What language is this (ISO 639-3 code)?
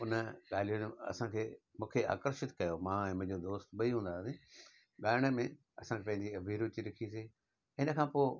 snd